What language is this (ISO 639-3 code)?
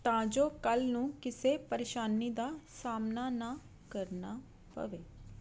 pan